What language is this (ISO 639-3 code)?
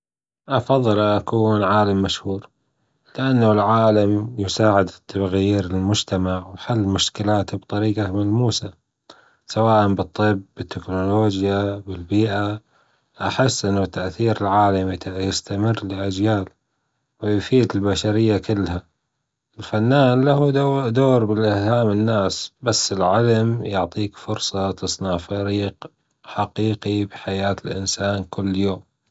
afb